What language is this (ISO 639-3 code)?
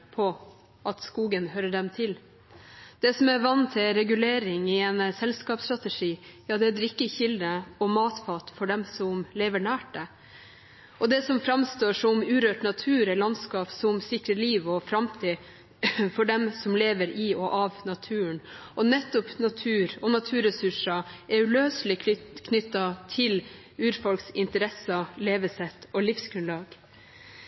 nob